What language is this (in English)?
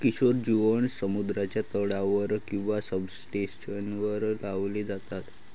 Marathi